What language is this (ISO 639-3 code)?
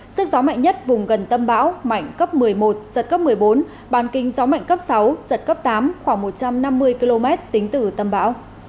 vie